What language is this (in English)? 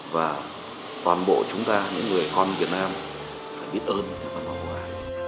Vietnamese